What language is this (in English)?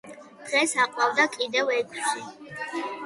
Georgian